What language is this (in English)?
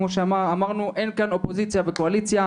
Hebrew